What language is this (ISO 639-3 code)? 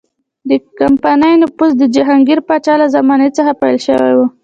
pus